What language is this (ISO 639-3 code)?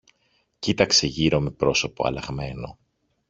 ell